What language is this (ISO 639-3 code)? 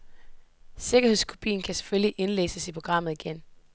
dan